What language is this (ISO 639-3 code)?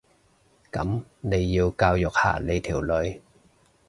yue